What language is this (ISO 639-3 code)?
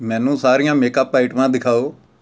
pan